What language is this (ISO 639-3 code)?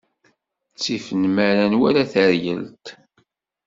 kab